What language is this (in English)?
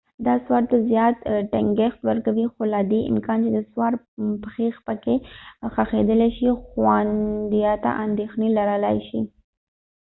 Pashto